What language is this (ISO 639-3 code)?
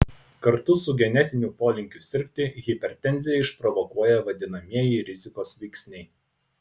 lit